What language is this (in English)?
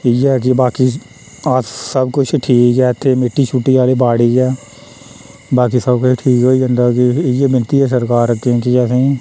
Dogri